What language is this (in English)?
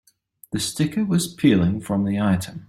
English